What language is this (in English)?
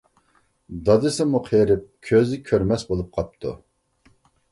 Uyghur